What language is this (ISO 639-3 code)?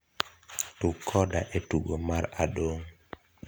luo